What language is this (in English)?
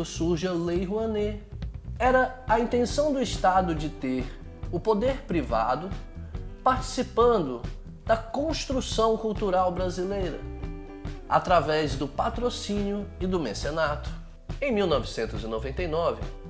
Portuguese